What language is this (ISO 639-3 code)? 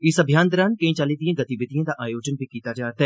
doi